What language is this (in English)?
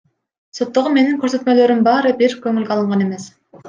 Kyrgyz